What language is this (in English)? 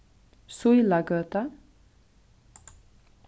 Faroese